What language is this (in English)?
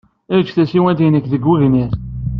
Kabyle